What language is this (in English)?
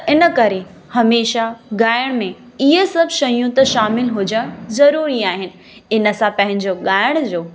Sindhi